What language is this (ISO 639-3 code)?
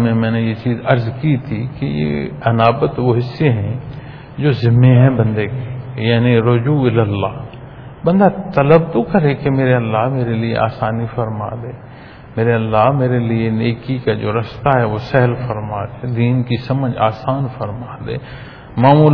pan